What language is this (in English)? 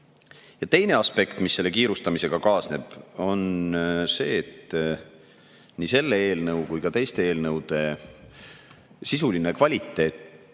Estonian